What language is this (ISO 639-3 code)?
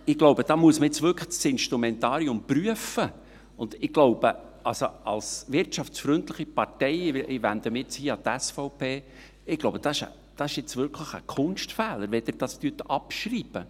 gsw